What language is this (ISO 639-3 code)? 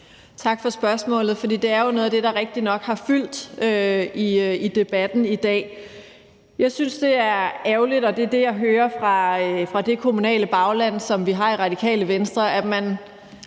dan